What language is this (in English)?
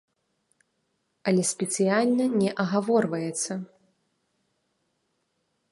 Belarusian